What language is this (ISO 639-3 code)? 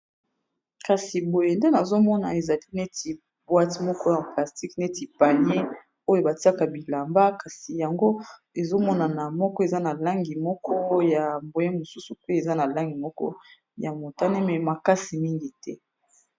lin